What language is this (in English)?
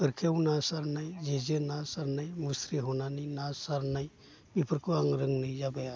Bodo